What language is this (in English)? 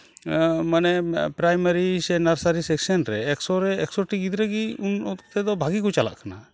Santali